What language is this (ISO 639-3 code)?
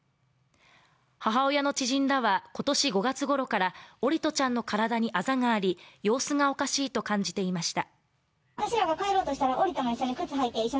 jpn